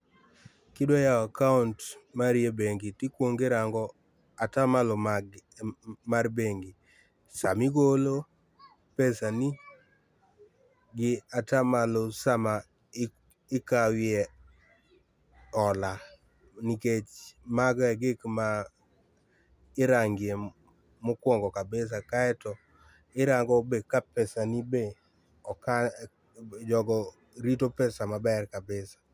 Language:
Luo (Kenya and Tanzania)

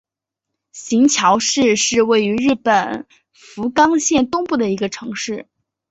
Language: Chinese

